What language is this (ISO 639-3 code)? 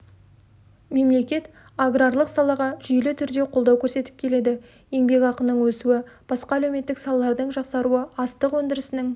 kaz